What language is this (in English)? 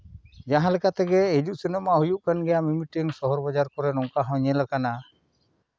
Santali